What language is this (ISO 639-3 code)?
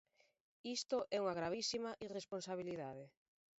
glg